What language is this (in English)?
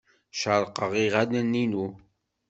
Kabyle